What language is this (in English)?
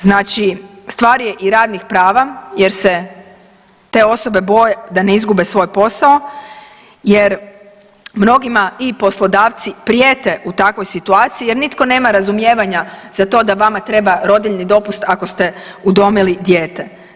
Croatian